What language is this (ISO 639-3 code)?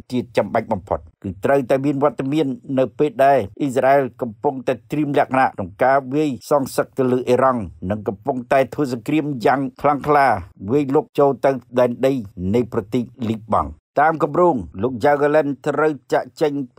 tha